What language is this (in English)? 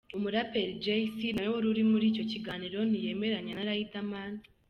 Kinyarwanda